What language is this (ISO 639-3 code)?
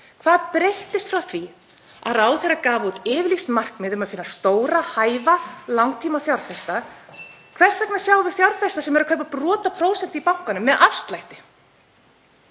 isl